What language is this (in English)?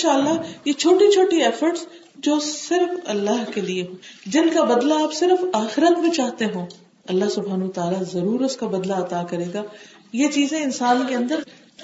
Urdu